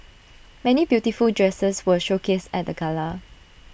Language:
English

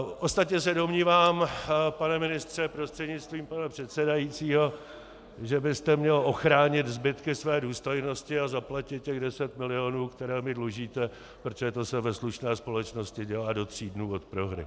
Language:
Czech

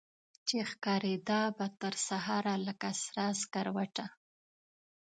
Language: Pashto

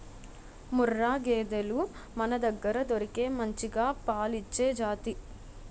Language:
Telugu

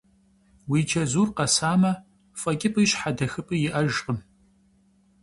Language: Kabardian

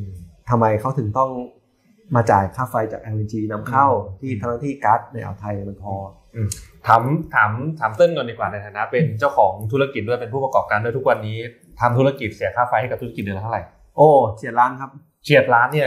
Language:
Thai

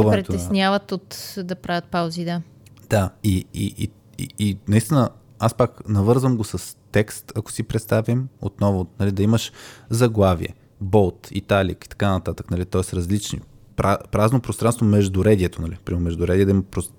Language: Bulgarian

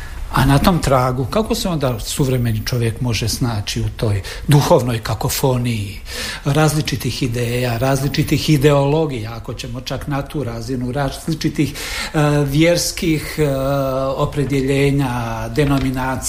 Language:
Croatian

